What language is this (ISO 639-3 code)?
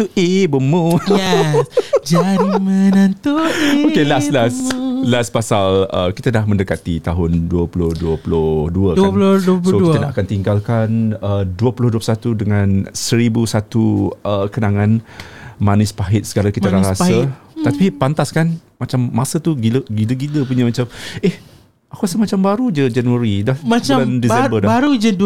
msa